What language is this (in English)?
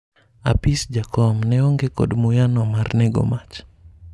Luo (Kenya and Tanzania)